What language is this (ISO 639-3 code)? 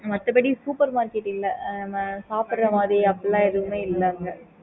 tam